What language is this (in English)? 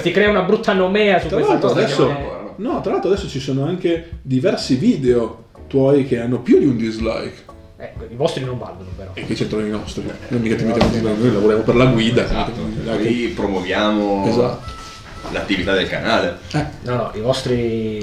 Italian